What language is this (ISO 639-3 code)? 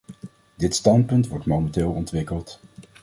nld